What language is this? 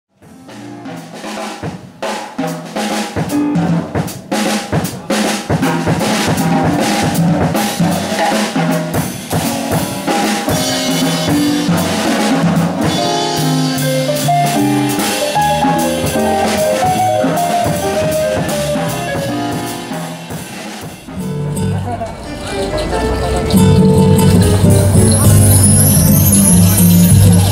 Greek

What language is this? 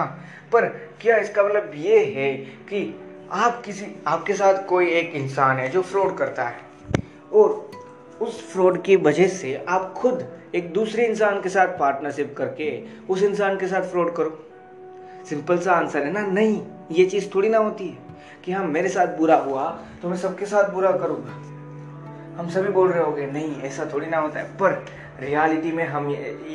Hindi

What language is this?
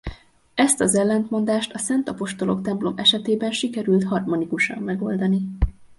Hungarian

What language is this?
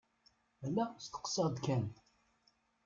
Kabyle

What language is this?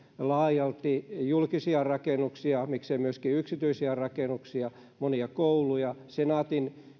Finnish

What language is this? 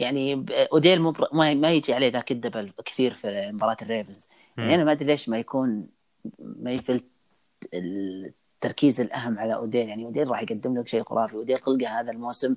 Arabic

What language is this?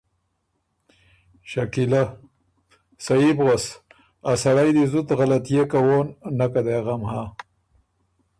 Ormuri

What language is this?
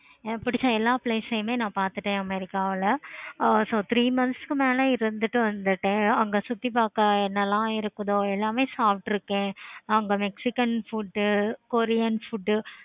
Tamil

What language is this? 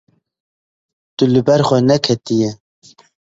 Kurdish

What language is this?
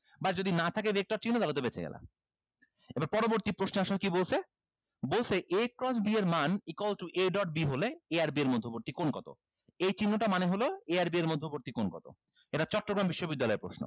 Bangla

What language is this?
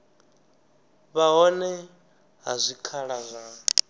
Venda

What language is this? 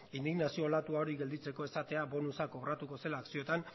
Basque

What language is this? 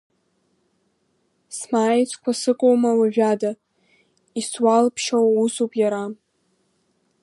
Abkhazian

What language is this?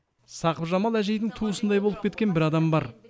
Kazakh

